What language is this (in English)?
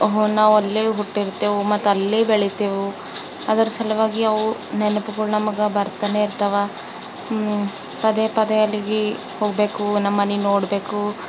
Kannada